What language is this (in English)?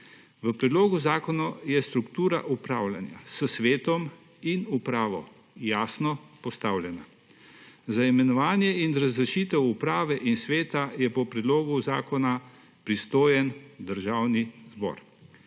Slovenian